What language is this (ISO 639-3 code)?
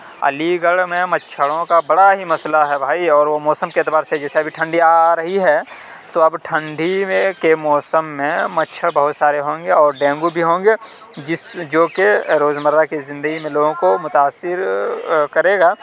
urd